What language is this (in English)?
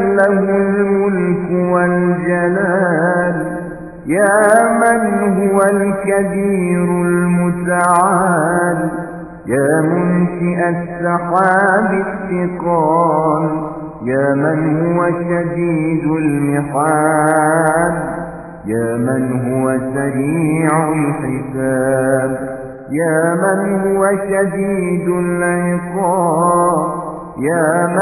Arabic